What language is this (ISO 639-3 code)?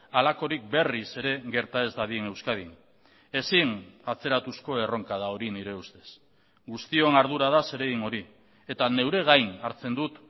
eus